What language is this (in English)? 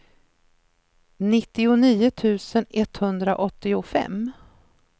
Swedish